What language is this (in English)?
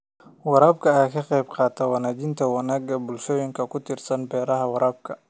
Somali